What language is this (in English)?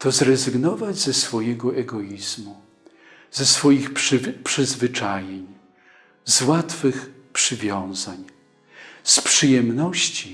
Polish